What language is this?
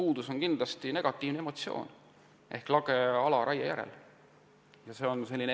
Estonian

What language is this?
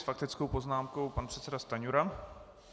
Czech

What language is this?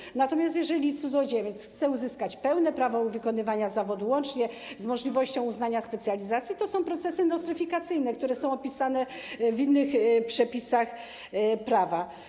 Polish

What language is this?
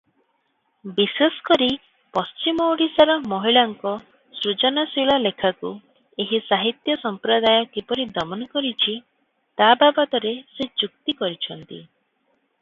Odia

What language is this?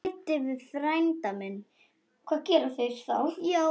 Icelandic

